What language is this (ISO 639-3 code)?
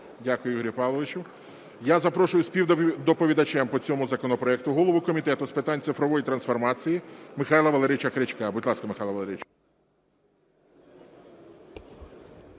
ukr